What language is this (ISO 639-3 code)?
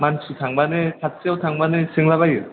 brx